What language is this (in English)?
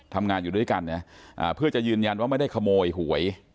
Thai